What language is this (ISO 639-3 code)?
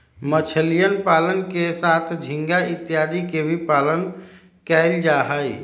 mag